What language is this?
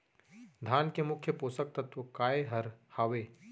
Chhattisgarhi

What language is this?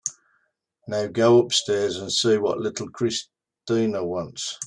English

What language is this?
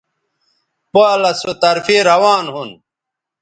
Bateri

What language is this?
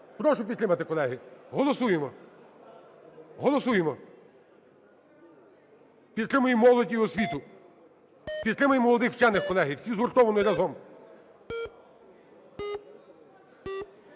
Ukrainian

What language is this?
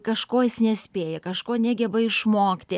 Lithuanian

